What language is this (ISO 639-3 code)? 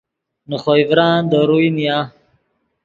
ydg